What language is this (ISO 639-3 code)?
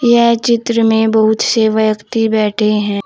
hin